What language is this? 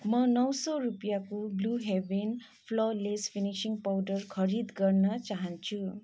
Nepali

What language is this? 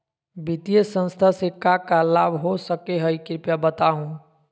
Magahi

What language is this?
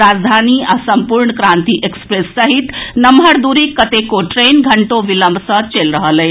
Maithili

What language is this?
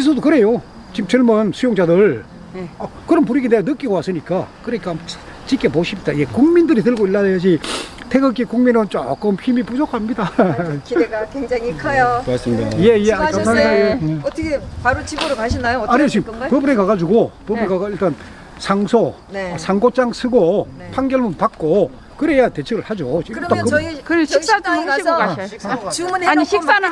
Korean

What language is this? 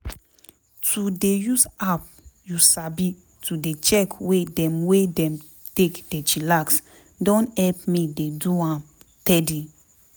Nigerian Pidgin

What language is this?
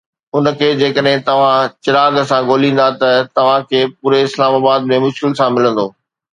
Sindhi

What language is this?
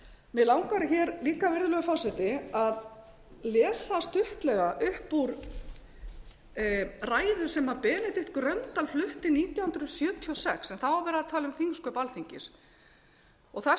Icelandic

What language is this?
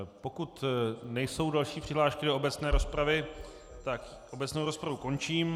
Czech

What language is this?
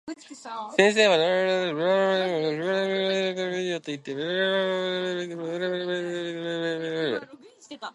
Japanese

